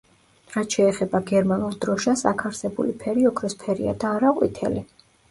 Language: Georgian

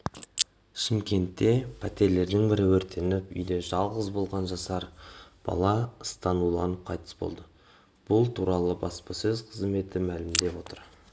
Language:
Kazakh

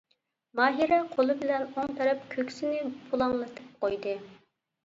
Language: Uyghur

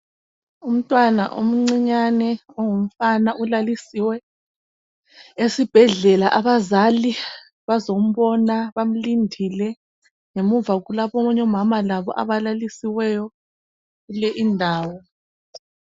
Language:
North Ndebele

